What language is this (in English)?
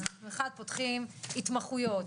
Hebrew